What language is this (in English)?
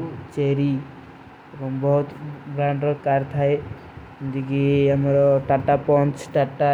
Kui (India)